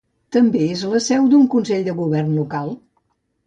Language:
Catalan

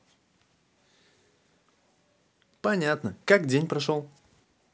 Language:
Russian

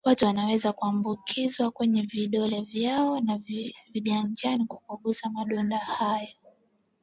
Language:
Swahili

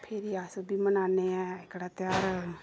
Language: Dogri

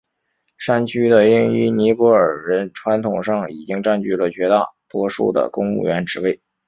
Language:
Chinese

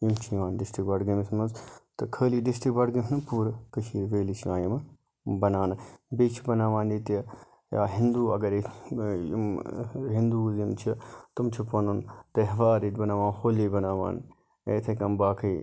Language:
Kashmiri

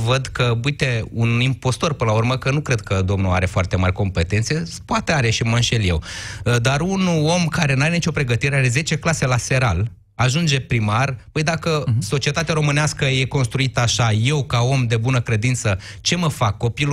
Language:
Romanian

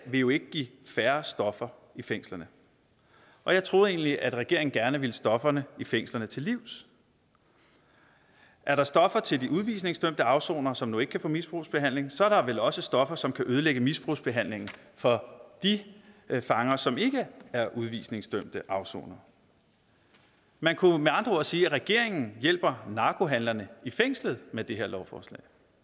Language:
Danish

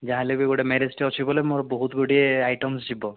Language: Odia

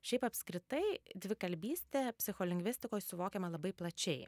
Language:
Lithuanian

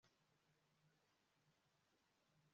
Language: Kinyarwanda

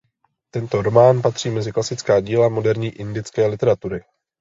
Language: Czech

